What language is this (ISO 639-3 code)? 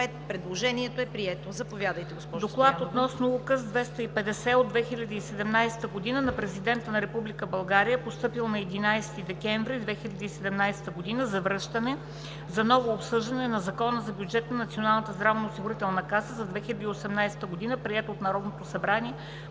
bul